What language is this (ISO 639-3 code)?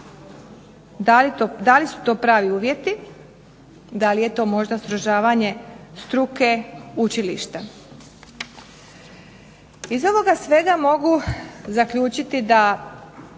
hrv